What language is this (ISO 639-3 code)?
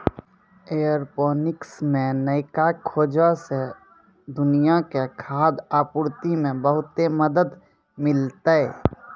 mai